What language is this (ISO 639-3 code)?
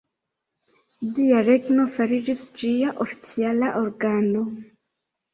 epo